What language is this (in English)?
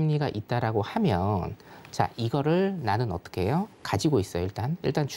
Korean